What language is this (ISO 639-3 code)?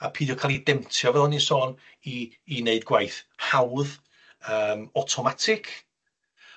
cym